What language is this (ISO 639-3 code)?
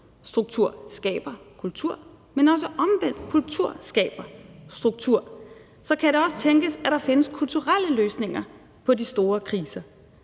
dan